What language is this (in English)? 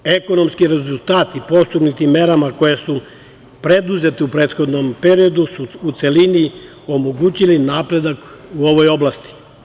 Serbian